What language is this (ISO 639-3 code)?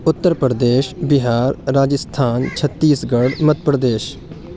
urd